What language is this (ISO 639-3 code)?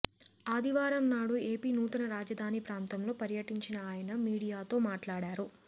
tel